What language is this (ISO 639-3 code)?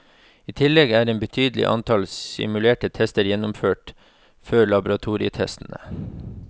nor